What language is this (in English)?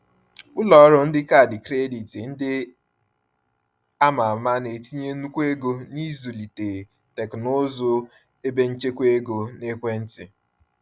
Igbo